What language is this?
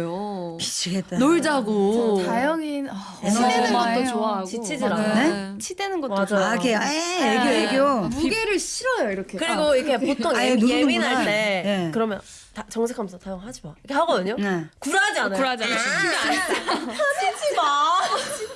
Korean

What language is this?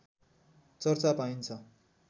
Nepali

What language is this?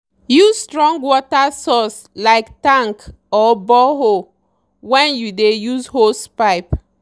Nigerian Pidgin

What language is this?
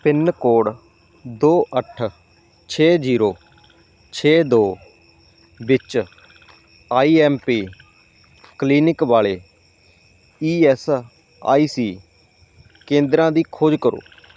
Punjabi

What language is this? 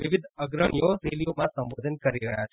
Gujarati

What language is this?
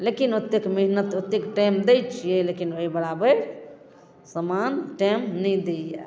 Maithili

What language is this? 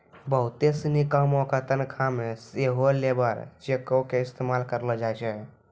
Maithili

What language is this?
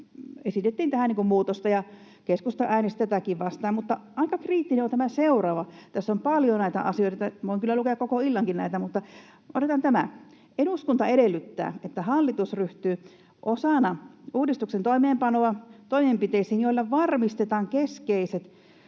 Finnish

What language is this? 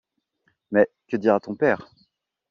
French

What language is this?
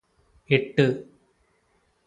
Malayalam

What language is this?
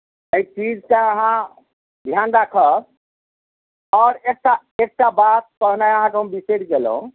Maithili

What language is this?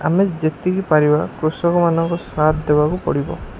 Odia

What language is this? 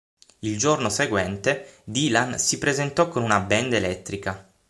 Italian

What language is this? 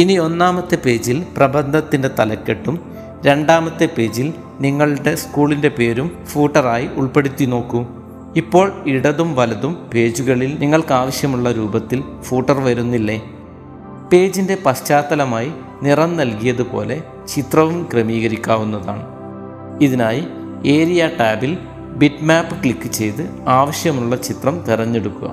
Malayalam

